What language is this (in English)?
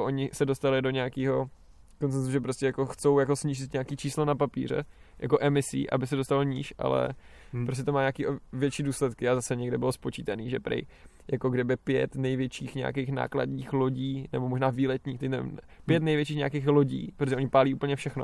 Czech